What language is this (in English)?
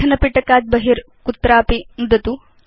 Sanskrit